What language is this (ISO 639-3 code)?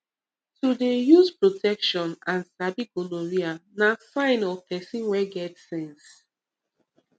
pcm